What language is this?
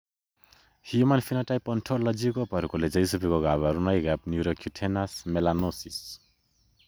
Kalenjin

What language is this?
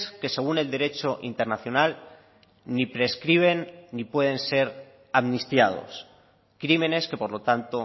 Spanish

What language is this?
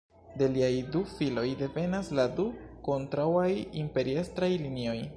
Esperanto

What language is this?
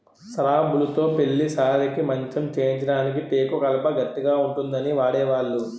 Telugu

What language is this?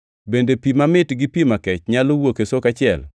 Luo (Kenya and Tanzania)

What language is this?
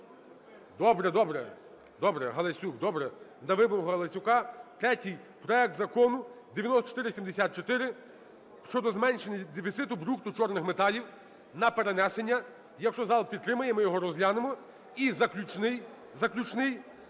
Ukrainian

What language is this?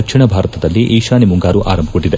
Kannada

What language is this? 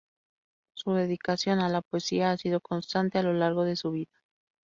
Spanish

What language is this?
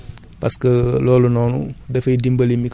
Wolof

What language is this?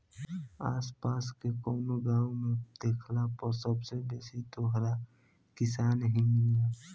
Bhojpuri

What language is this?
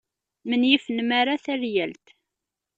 Kabyle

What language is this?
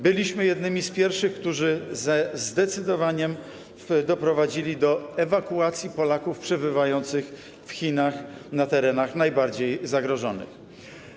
Polish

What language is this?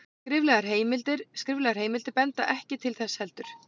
Icelandic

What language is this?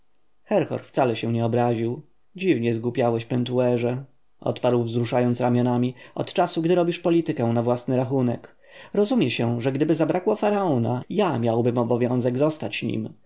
Polish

